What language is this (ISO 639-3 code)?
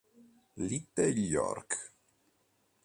ita